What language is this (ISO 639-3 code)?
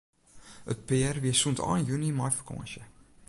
fry